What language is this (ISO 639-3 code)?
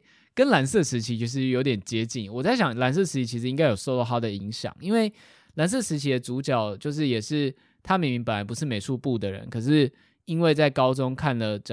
zho